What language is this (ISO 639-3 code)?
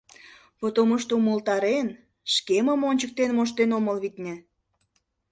chm